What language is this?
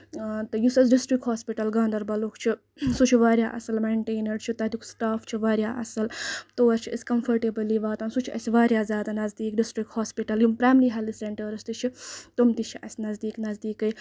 Kashmiri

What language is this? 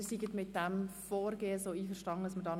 Swiss German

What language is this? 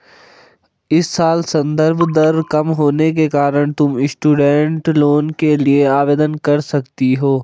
Hindi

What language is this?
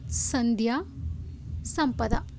Kannada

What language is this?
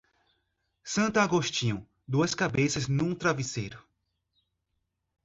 Portuguese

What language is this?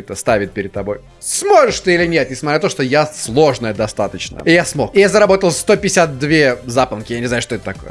Russian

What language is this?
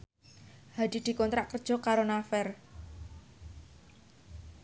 Javanese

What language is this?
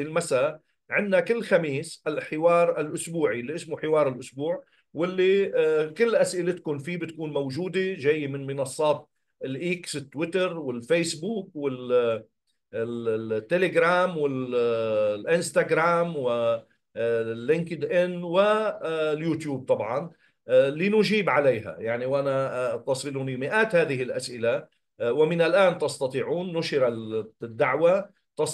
Arabic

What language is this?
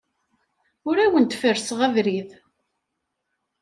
Kabyle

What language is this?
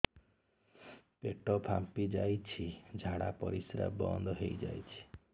Odia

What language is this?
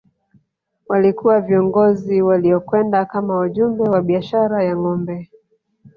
Swahili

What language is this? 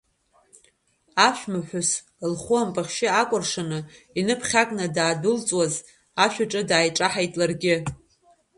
Abkhazian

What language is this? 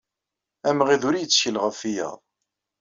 Kabyle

